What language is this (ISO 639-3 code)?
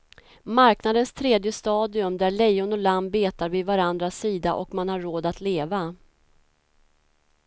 swe